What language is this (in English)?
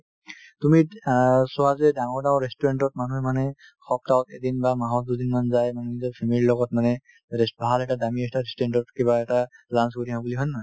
Assamese